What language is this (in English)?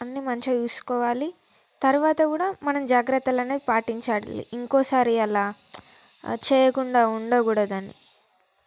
Telugu